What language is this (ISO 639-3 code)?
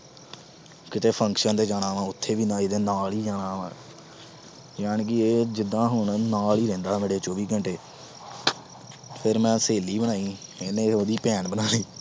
pan